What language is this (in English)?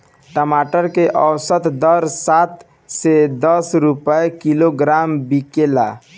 Bhojpuri